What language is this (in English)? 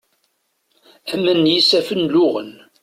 Kabyle